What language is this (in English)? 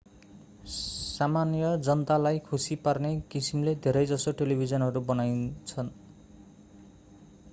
Nepali